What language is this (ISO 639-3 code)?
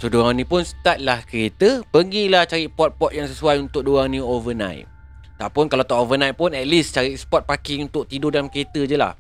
msa